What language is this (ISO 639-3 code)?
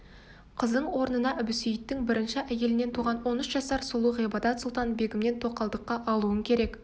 kaz